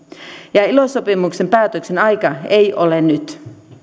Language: Finnish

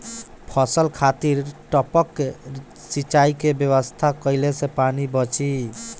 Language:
Bhojpuri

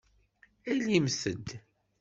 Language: Kabyle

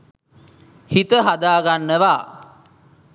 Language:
Sinhala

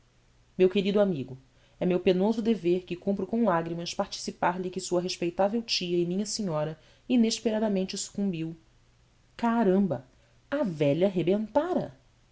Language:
Portuguese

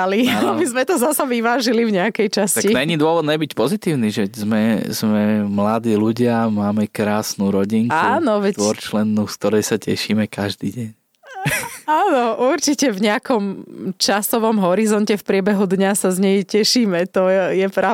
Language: Slovak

